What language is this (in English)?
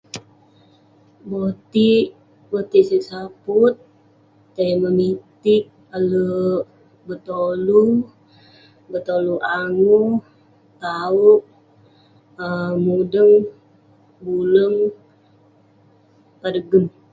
Western Penan